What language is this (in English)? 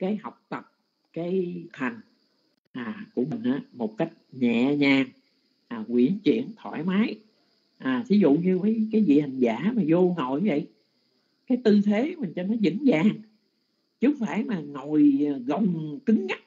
Vietnamese